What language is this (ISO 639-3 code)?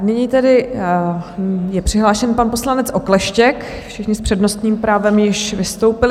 ces